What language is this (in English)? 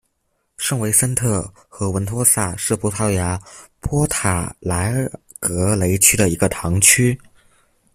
Chinese